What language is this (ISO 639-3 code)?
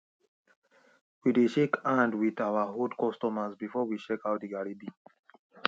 pcm